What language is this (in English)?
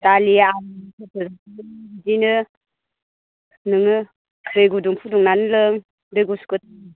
Bodo